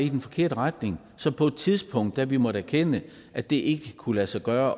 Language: Danish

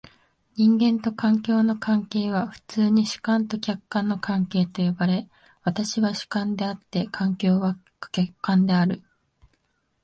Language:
Japanese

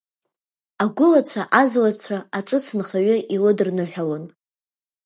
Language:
Abkhazian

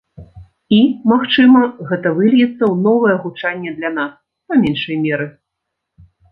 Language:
Belarusian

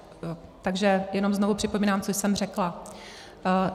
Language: Czech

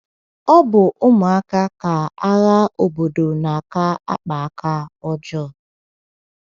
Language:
Igbo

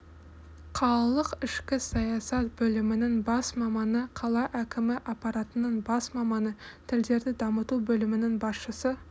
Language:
Kazakh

